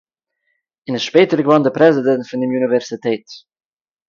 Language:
Yiddish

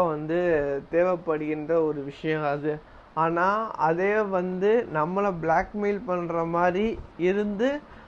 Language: Tamil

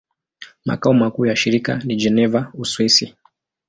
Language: Swahili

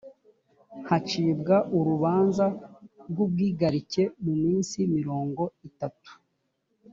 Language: Kinyarwanda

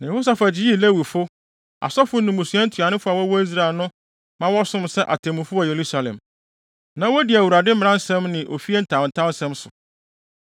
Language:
Akan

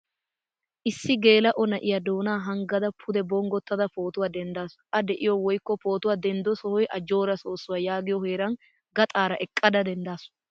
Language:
Wolaytta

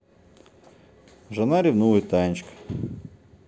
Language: Russian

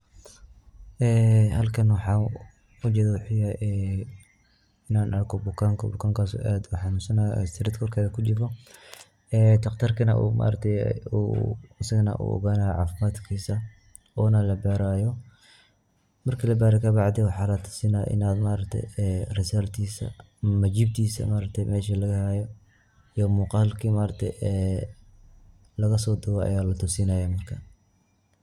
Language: Somali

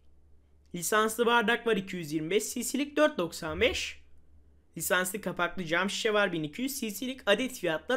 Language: Turkish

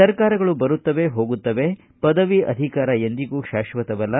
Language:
Kannada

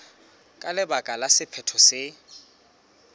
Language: Southern Sotho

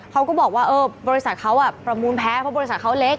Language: Thai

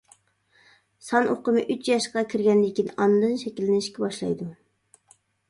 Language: Uyghur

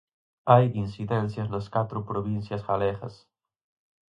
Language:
Galician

